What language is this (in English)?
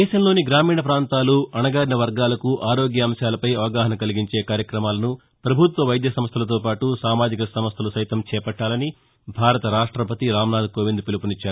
Telugu